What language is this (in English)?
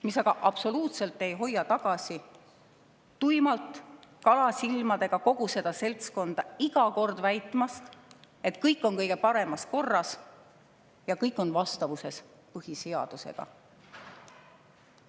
Estonian